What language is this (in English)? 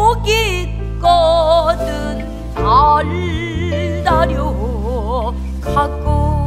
Korean